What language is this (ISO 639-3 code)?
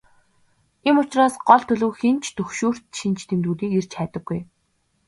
mon